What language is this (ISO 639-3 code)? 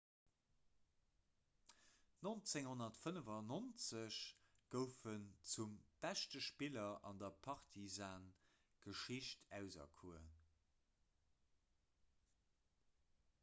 ltz